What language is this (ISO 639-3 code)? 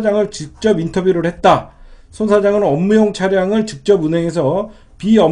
kor